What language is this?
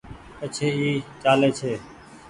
Goaria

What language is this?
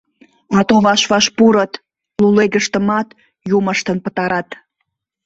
Mari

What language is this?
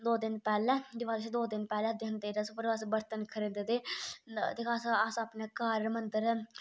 Dogri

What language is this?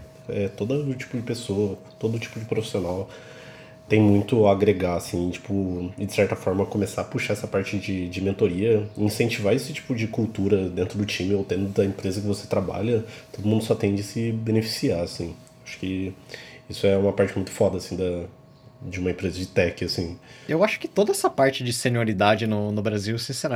Portuguese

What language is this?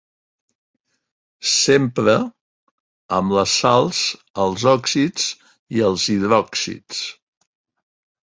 Catalan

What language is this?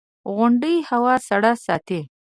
Pashto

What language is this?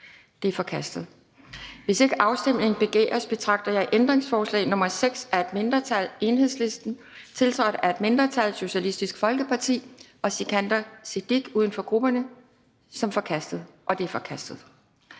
Danish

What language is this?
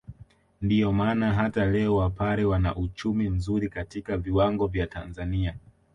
Swahili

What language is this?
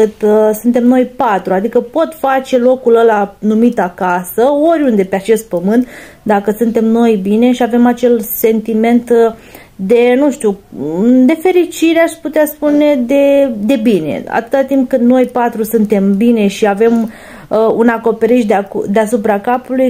Romanian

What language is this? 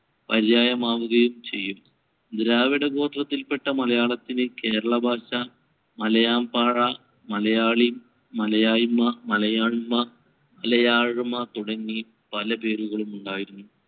Malayalam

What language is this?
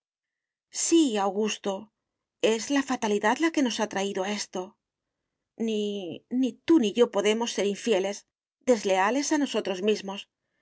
Spanish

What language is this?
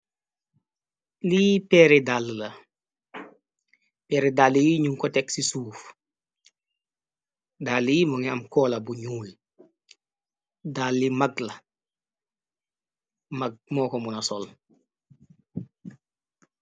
Wolof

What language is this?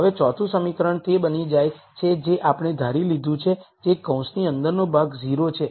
Gujarati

